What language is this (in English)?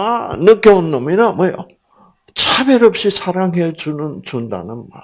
Korean